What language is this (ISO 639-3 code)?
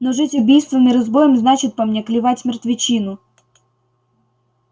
rus